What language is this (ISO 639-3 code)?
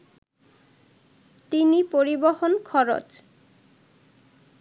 ben